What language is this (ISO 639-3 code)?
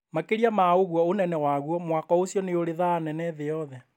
kik